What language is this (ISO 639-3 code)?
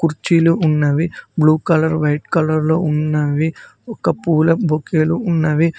tel